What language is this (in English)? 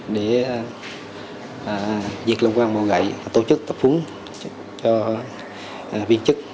Vietnamese